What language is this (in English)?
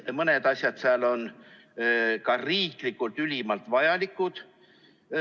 Estonian